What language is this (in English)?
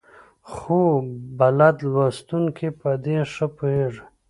Pashto